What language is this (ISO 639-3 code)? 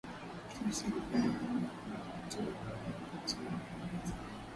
swa